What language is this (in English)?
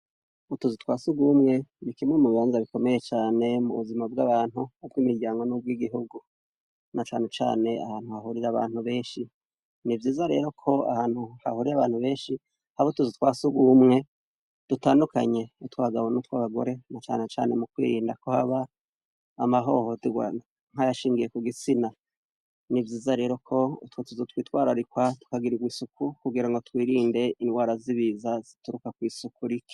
Rundi